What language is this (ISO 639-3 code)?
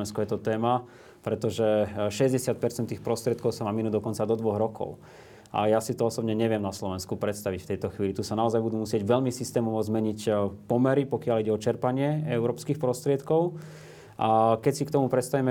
slk